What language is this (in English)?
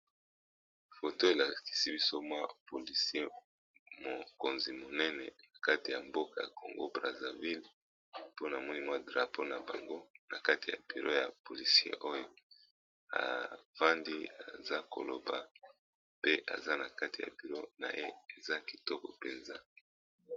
Lingala